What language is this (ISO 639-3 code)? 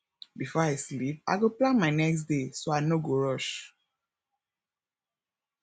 pcm